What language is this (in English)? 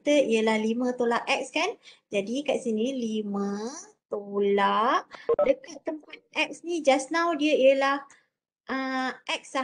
Malay